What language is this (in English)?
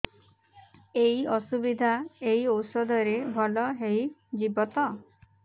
Odia